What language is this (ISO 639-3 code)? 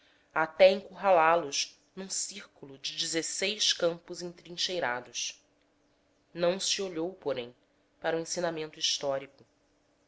por